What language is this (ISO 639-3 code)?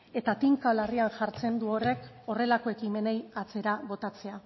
eus